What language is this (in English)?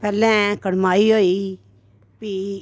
Dogri